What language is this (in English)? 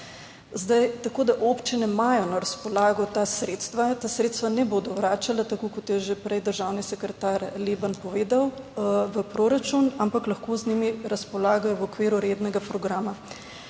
Slovenian